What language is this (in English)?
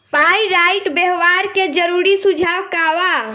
Bhojpuri